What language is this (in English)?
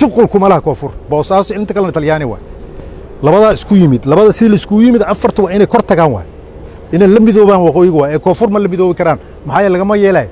Arabic